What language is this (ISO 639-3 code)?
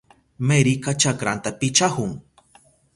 qup